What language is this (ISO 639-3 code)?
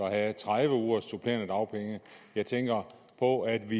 dan